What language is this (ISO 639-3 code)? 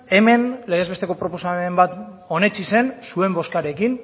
eus